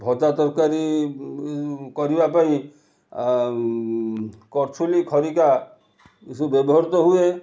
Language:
Odia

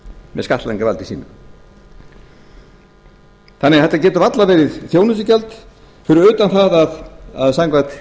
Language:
Icelandic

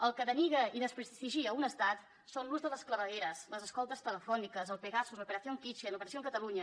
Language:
Catalan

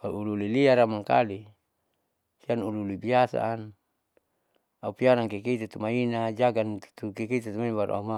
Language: Saleman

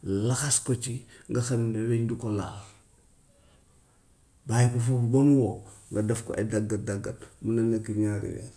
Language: Gambian Wolof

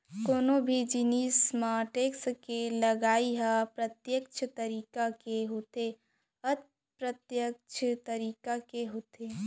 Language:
Chhattisgarhi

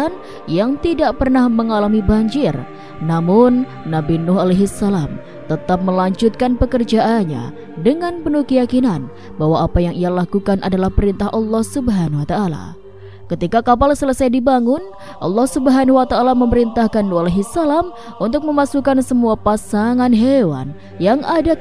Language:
Indonesian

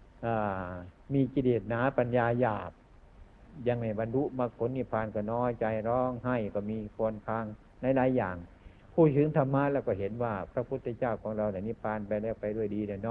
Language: Thai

